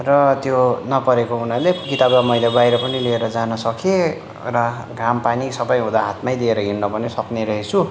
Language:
Nepali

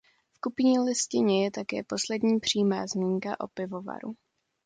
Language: Czech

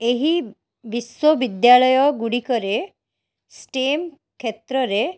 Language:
Odia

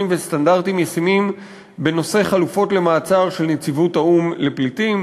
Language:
Hebrew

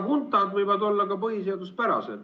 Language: Estonian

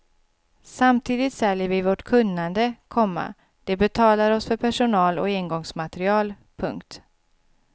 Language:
Swedish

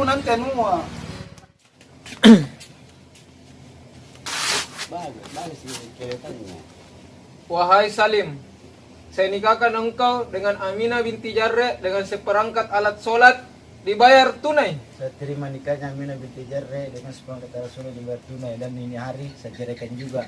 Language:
Indonesian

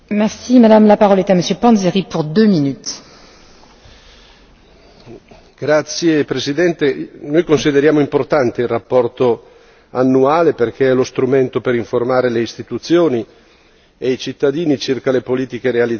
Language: Italian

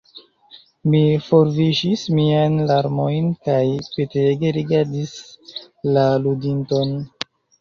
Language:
Esperanto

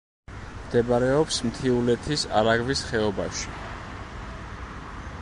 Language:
Georgian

